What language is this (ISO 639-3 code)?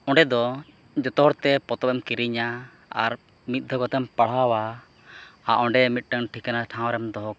sat